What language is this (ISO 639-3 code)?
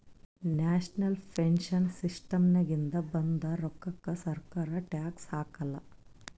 kan